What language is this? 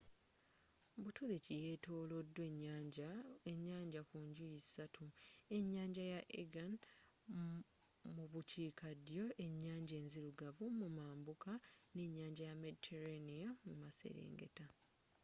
Ganda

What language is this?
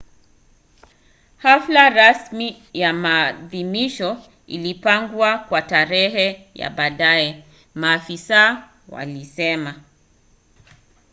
Swahili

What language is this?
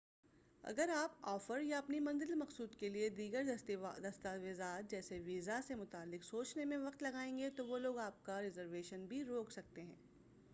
Urdu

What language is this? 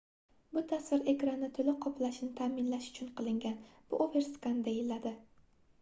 Uzbek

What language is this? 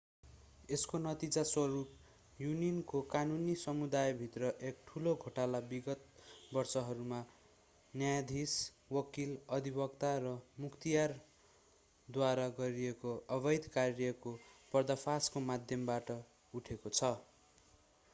Nepali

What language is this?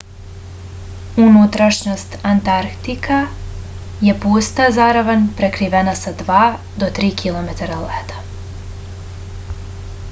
Serbian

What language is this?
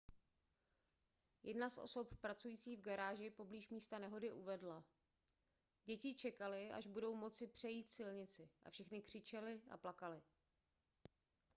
Czech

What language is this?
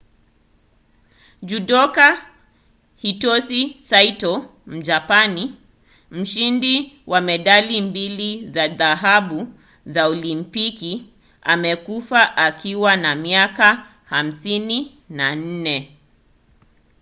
Swahili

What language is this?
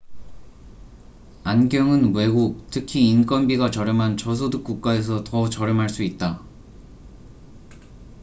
Korean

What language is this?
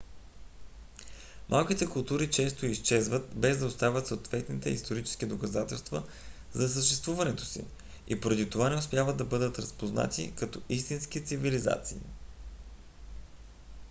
Bulgarian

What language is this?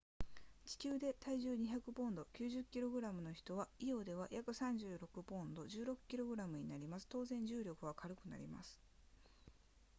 Japanese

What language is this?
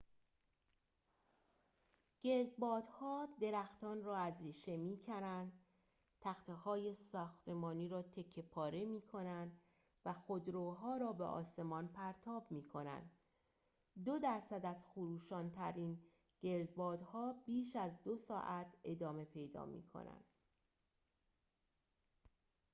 Persian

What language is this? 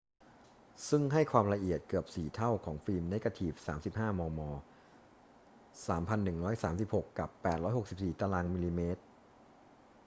Thai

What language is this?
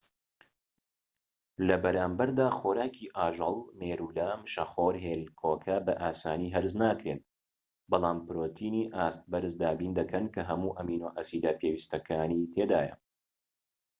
Central Kurdish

